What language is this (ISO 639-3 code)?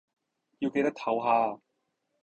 yue